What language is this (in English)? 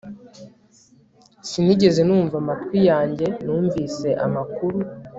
Kinyarwanda